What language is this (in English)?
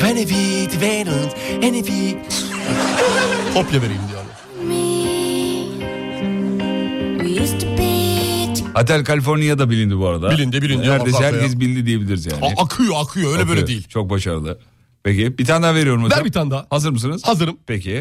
Turkish